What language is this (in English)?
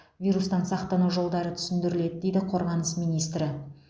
Kazakh